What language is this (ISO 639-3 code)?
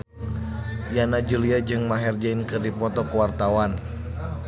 sun